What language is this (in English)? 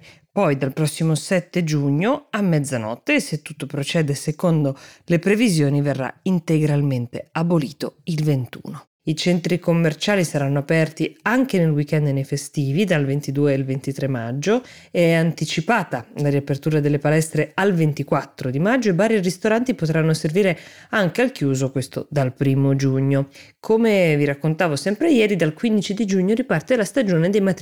Italian